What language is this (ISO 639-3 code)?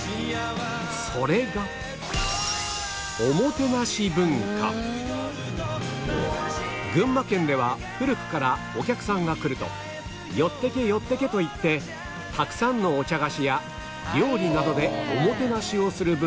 jpn